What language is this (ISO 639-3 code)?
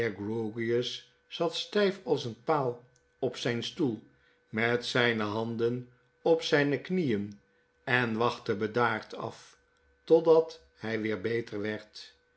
nld